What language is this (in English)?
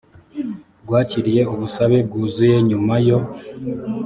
Kinyarwanda